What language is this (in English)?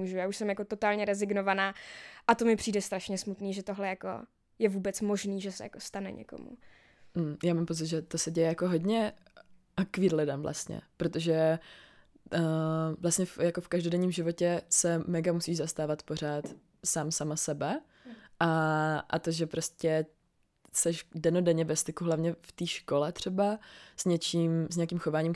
Czech